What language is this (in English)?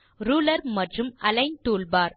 Tamil